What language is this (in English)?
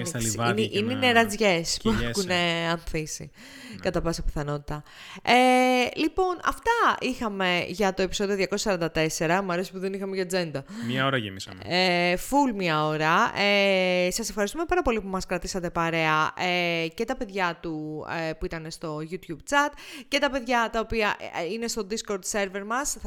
Greek